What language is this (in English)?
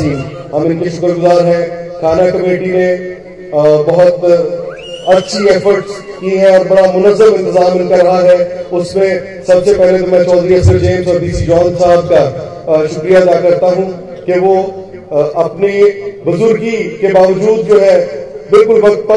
Hindi